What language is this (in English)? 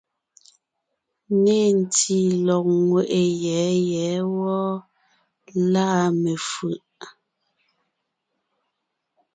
Ngiemboon